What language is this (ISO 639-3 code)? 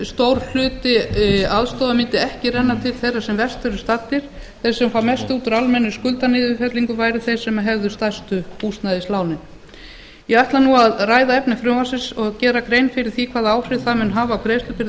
isl